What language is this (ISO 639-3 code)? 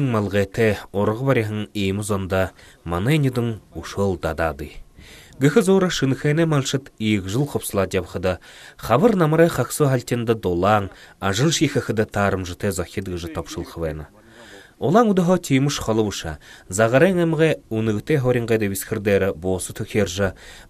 ukr